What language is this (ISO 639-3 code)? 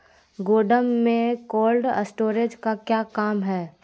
mag